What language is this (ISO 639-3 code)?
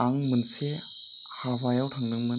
brx